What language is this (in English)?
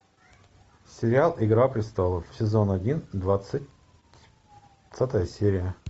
Russian